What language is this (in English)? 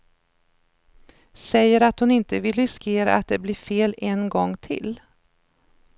Swedish